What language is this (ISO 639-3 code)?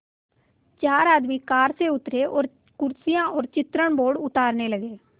hin